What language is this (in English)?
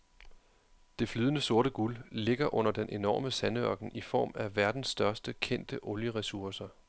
Danish